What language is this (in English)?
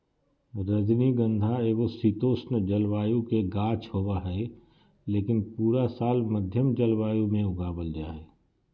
Magahi